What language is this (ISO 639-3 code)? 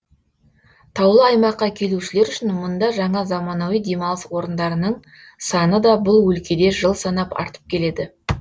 kaz